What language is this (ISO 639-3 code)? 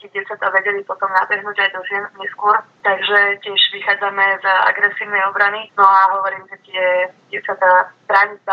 slk